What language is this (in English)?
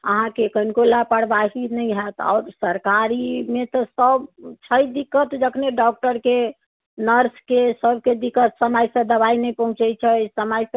Maithili